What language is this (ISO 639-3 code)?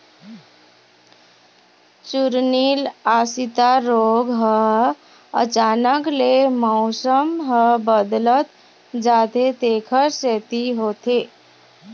hne